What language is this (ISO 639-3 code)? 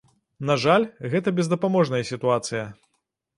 bel